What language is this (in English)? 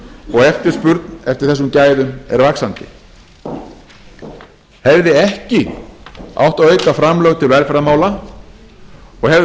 Icelandic